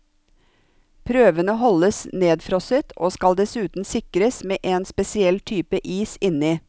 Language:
Norwegian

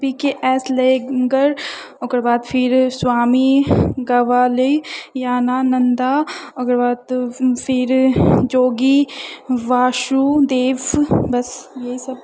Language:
Maithili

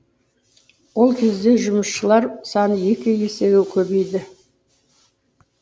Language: Kazakh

